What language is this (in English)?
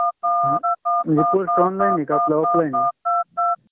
Marathi